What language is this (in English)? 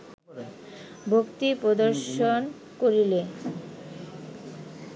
Bangla